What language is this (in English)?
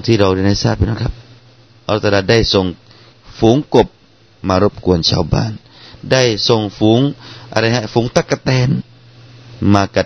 Thai